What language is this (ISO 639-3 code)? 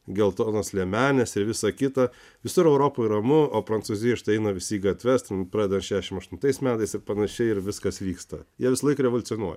lit